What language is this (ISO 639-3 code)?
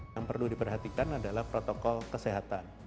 ind